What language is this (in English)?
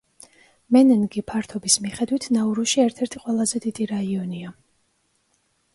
Georgian